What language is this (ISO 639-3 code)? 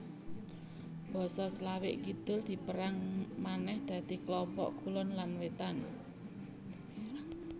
jav